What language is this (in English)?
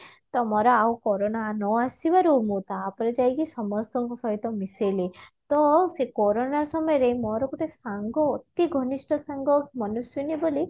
Odia